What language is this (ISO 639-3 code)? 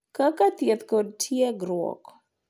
luo